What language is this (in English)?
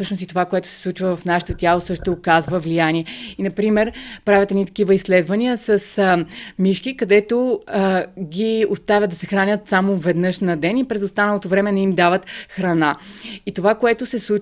Bulgarian